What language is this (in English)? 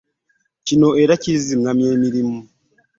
Ganda